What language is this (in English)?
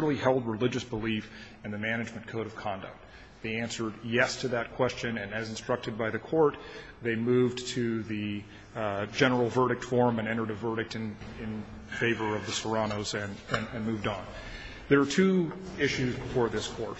English